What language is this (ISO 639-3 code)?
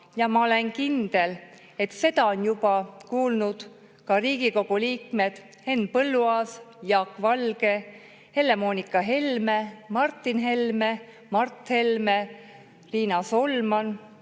est